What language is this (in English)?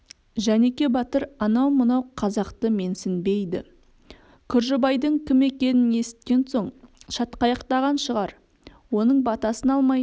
Kazakh